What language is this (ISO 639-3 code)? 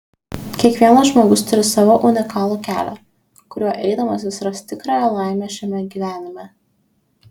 lit